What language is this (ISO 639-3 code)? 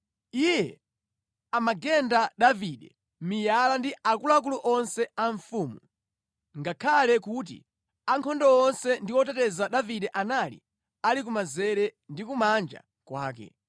nya